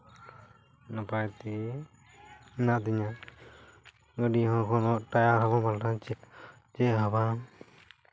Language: Santali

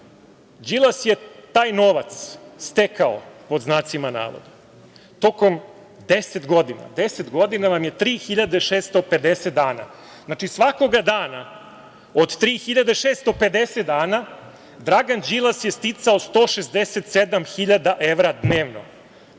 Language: Serbian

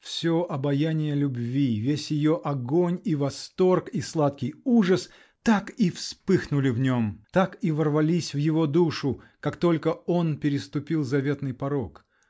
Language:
Russian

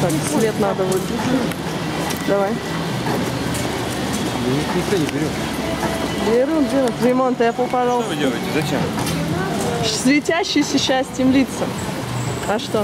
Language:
Russian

